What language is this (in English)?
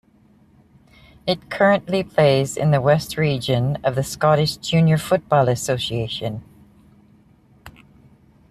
English